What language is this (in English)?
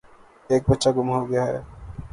Urdu